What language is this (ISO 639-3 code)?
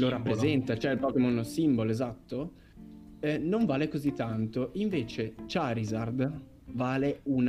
ita